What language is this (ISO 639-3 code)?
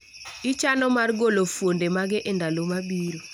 luo